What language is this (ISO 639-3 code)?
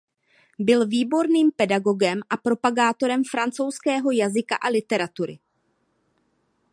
ces